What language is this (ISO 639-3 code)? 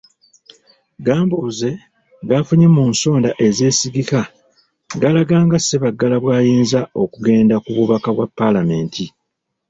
lug